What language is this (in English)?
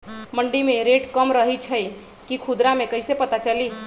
Magahi